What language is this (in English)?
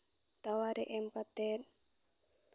Santali